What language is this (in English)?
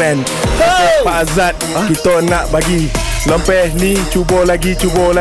Malay